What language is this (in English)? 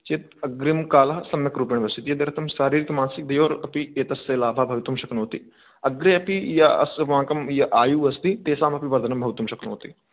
Sanskrit